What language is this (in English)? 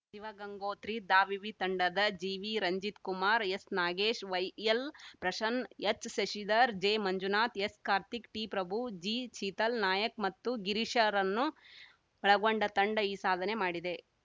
Kannada